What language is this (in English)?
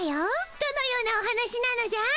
Japanese